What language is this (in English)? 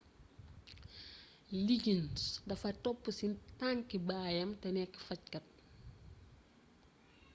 Wolof